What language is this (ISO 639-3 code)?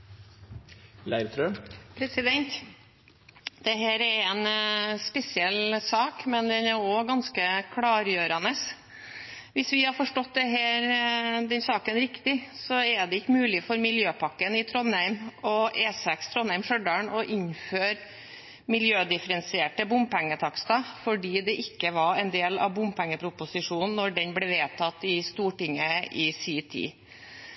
nob